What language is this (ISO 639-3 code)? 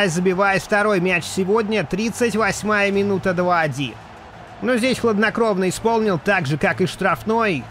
rus